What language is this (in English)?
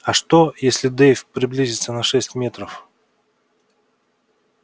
Russian